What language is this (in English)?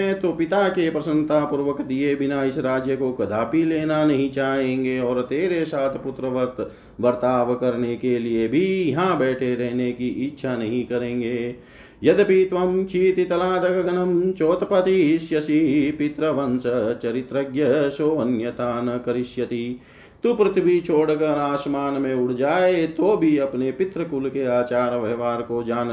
Hindi